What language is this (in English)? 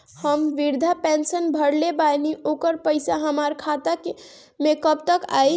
Bhojpuri